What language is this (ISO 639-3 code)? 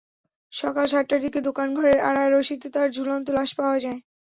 ben